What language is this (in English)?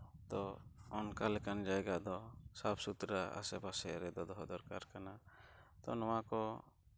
Santali